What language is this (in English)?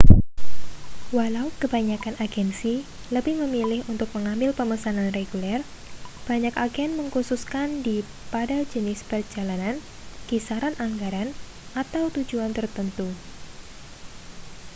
Indonesian